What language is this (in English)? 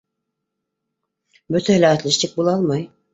Bashkir